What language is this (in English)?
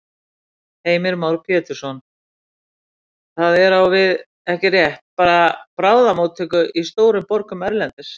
Icelandic